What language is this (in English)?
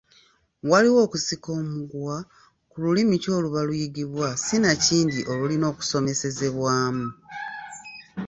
Ganda